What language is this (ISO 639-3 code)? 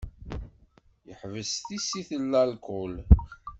kab